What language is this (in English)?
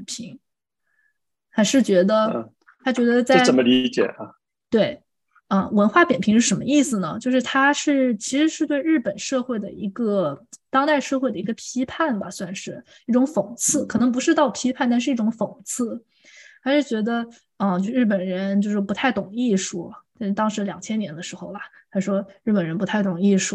Chinese